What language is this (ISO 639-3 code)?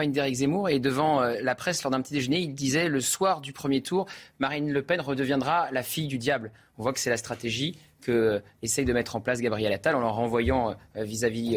fra